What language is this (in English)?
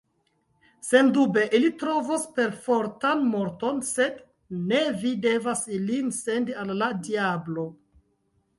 Esperanto